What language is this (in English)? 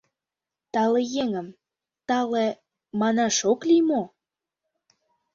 Mari